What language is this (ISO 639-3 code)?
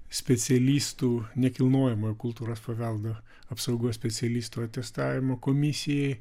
lit